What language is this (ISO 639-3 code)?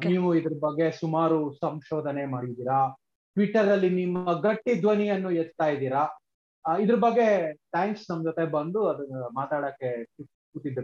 kan